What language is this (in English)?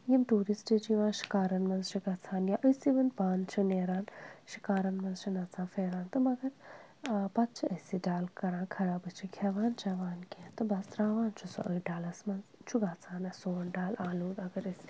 Kashmiri